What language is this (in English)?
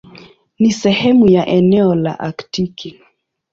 Swahili